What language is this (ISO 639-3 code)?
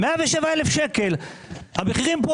heb